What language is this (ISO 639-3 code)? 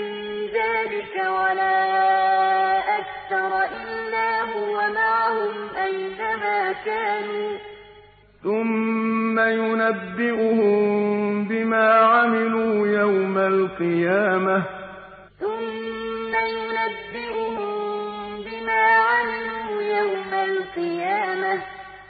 ara